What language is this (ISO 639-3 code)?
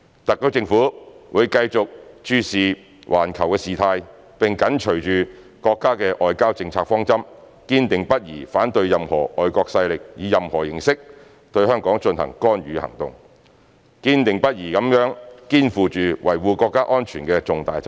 yue